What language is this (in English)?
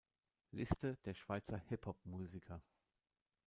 German